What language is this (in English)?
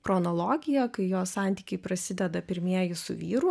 Lithuanian